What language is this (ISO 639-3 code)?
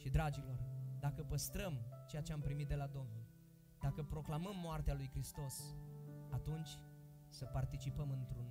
ron